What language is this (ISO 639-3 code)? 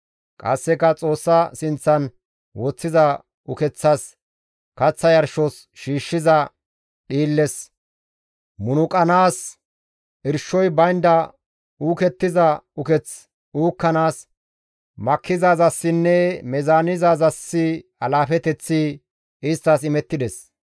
gmv